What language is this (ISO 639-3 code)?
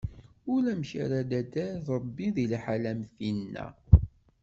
kab